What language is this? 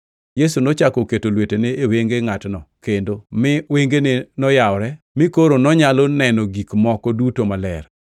Luo (Kenya and Tanzania)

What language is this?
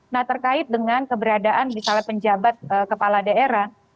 Indonesian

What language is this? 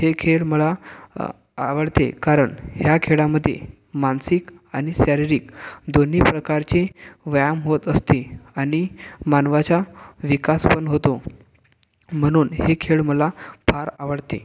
Marathi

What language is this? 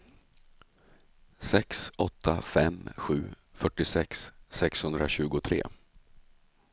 Swedish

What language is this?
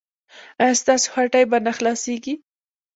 Pashto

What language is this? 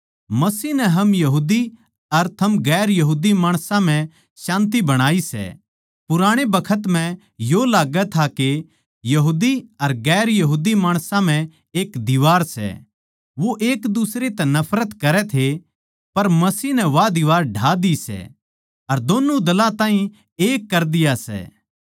Haryanvi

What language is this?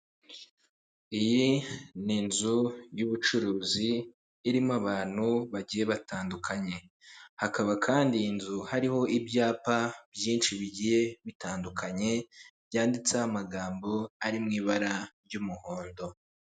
Kinyarwanda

